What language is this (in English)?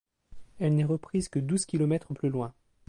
French